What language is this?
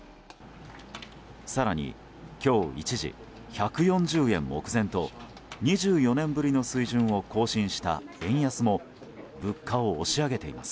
Japanese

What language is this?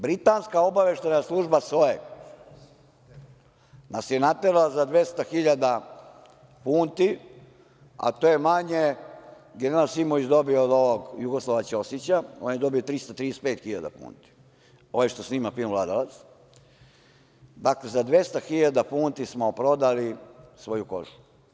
Serbian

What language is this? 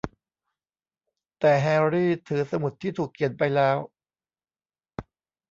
Thai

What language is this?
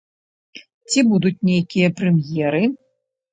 Belarusian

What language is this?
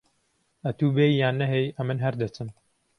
Central Kurdish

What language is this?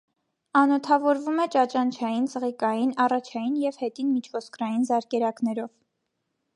Armenian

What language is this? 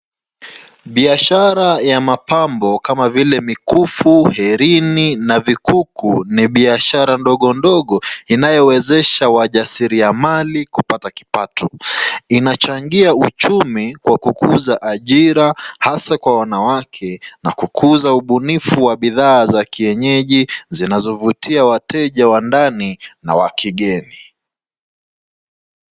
Swahili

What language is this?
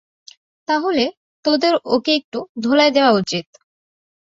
Bangla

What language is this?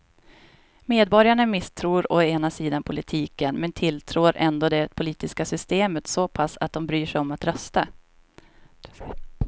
Swedish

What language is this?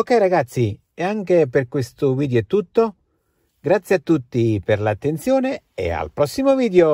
Italian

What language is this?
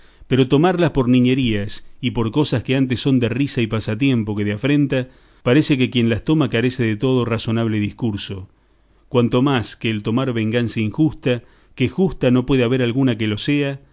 Spanish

